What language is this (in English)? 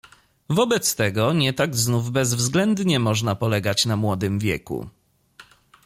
Polish